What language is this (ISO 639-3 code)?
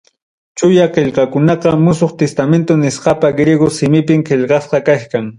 quy